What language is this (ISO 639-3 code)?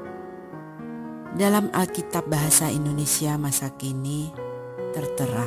ind